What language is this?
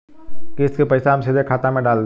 Bhojpuri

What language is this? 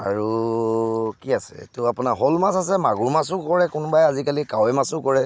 Assamese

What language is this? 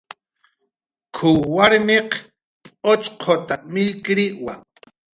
Jaqaru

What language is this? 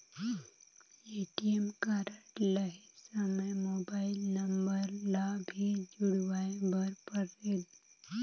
Chhattisgarhi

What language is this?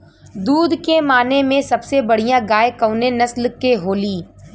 Bhojpuri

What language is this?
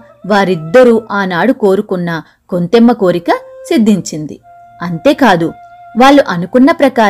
Telugu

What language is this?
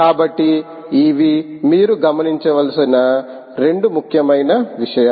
Telugu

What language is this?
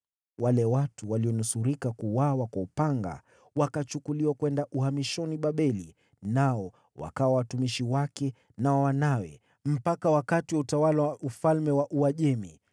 Swahili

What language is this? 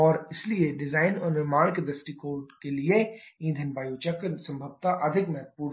Hindi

